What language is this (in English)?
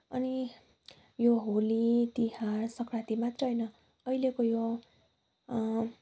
Nepali